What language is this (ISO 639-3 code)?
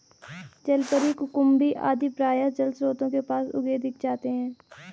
hin